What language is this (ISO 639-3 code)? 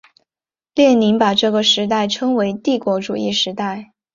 zho